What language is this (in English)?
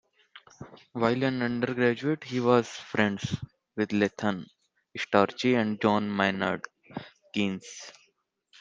English